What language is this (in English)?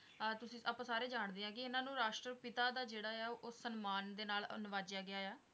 Punjabi